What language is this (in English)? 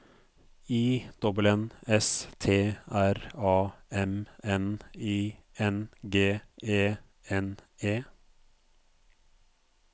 Norwegian